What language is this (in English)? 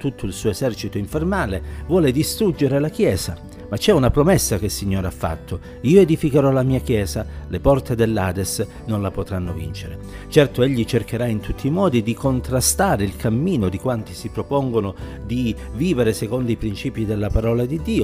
Italian